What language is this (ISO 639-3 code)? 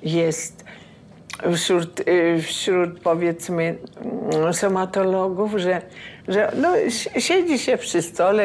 pol